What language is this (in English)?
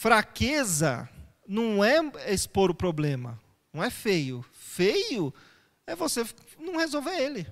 Portuguese